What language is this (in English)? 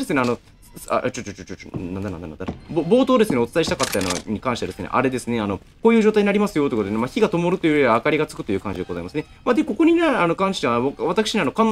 Japanese